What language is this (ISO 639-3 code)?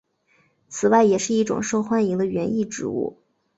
zho